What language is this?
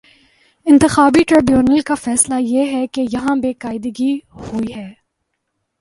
Urdu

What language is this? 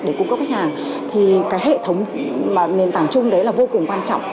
Vietnamese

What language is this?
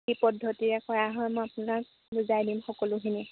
Assamese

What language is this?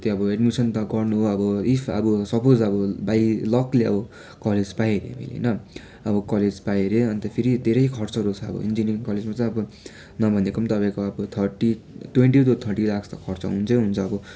Nepali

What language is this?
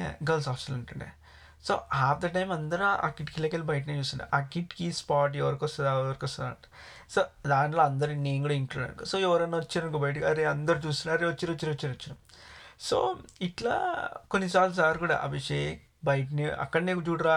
Telugu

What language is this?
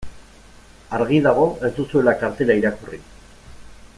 Basque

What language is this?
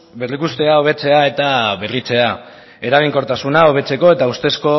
Basque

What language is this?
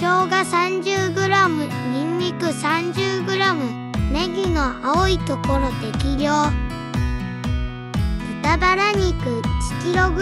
Japanese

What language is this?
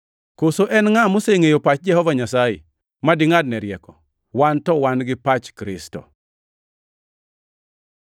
Luo (Kenya and Tanzania)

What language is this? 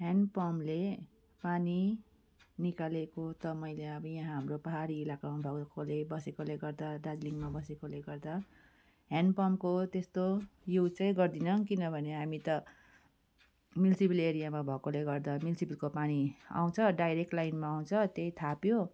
Nepali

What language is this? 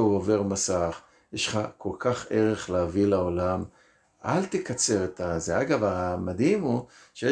Hebrew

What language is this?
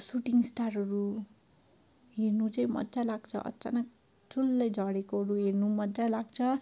Nepali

